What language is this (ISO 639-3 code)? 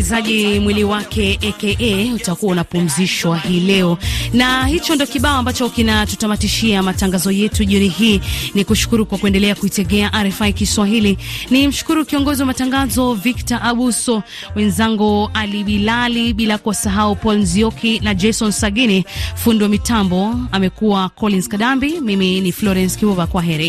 swa